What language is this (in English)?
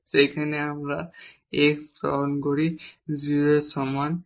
Bangla